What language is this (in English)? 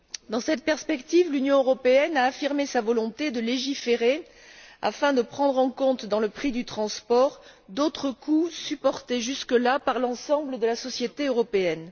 French